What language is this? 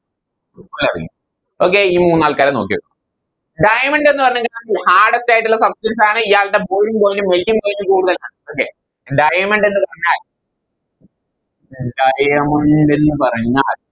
Malayalam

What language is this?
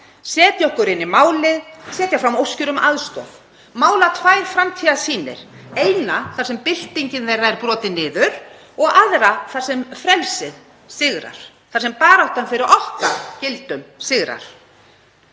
Icelandic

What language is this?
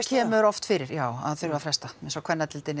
Icelandic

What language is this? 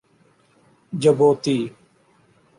Urdu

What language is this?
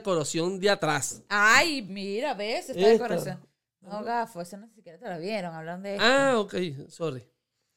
Spanish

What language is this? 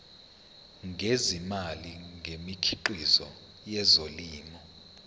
Zulu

